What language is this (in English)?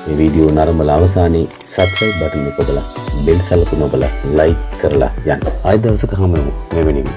Sinhala